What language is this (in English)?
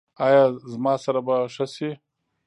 Pashto